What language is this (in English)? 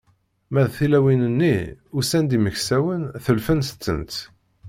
Kabyle